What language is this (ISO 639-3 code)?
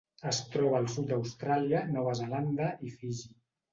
cat